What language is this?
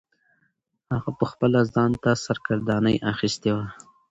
Pashto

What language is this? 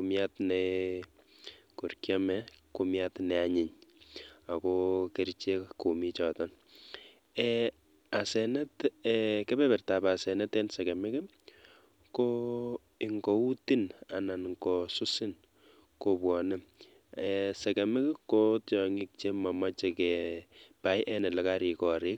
Kalenjin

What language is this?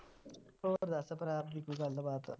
Punjabi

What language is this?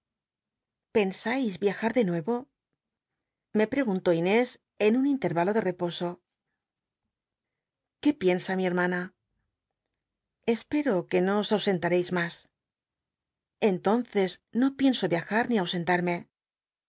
Spanish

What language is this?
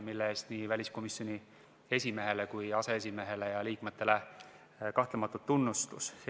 Estonian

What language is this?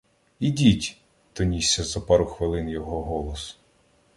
Ukrainian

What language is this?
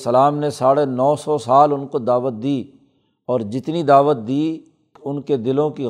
Urdu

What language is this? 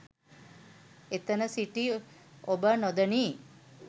Sinhala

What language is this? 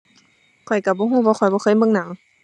Thai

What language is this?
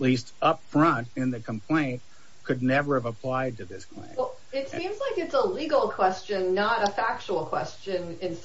English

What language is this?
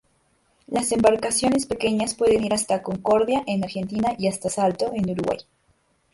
Spanish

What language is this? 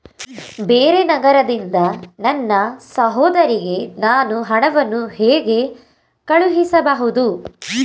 Kannada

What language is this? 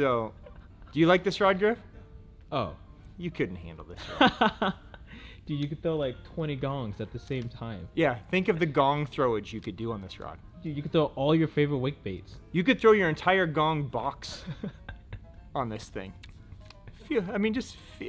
English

